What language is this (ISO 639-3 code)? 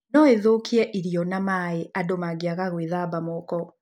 kik